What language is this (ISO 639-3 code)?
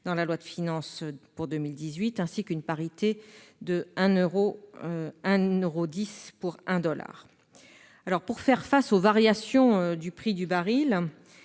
fra